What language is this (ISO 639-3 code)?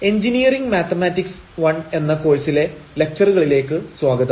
mal